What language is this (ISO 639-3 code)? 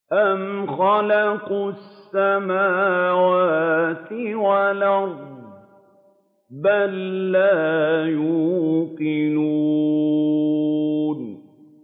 ara